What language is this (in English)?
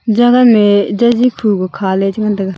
Wancho Naga